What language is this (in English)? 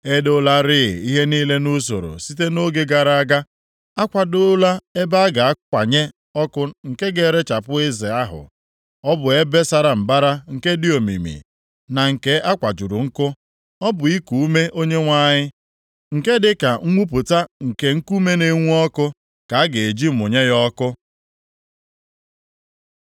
Igbo